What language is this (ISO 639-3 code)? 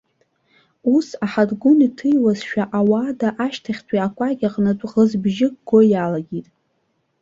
abk